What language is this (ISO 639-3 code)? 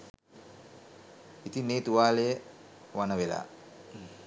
sin